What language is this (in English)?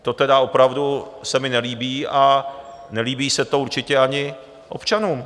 Czech